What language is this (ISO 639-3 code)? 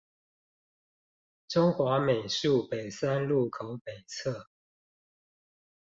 zho